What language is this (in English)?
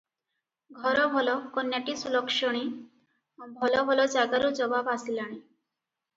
Odia